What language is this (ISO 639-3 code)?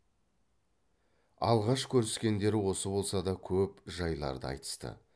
kaz